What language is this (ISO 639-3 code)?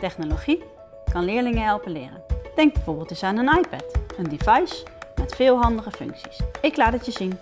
nld